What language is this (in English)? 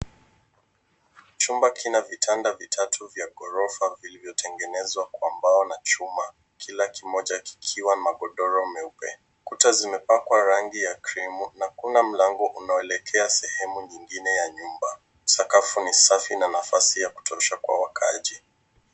Swahili